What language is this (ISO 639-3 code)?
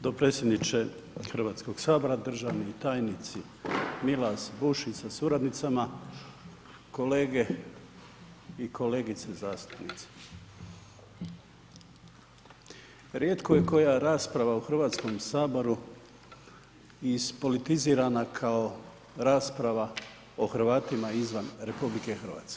hrv